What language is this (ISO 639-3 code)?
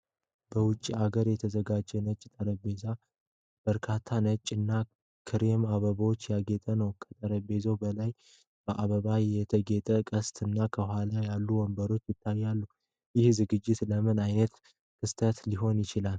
amh